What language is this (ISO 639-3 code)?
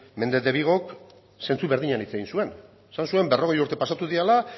eus